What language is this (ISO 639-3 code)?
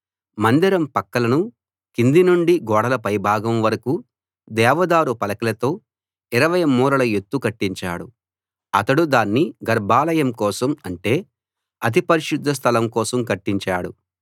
tel